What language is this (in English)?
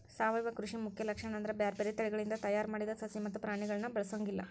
Kannada